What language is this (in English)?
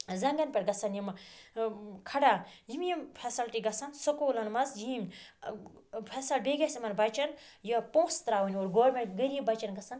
Kashmiri